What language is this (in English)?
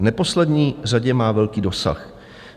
Czech